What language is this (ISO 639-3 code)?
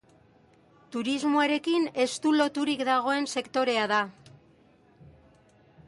eus